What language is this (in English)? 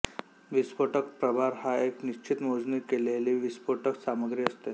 Marathi